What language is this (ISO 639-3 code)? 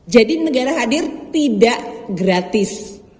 ind